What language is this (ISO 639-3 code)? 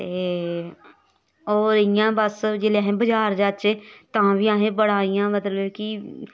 doi